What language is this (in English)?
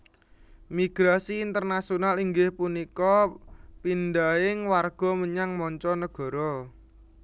Javanese